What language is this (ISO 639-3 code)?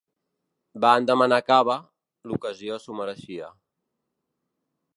cat